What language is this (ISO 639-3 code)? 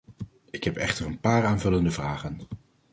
nld